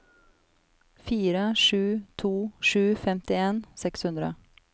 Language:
Norwegian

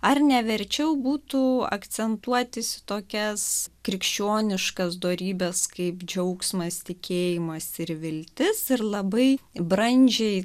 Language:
Lithuanian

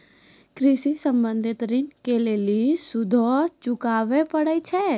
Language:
Maithili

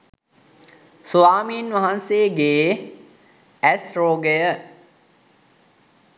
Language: Sinhala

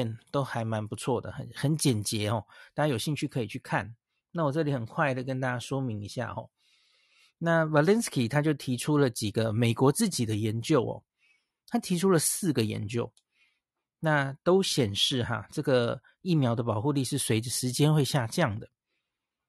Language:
Chinese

